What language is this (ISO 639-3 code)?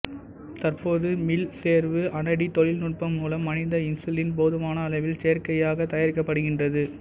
tam